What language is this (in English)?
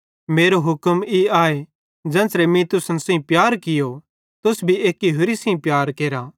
Bhadrawahi